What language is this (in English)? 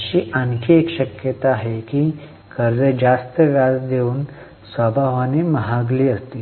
Marathi